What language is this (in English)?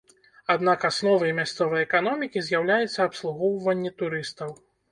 Belarusian